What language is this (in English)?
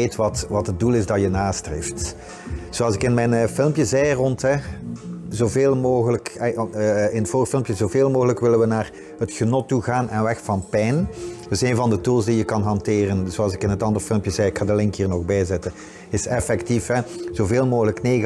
Dutch